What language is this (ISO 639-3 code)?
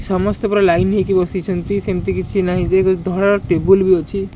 ori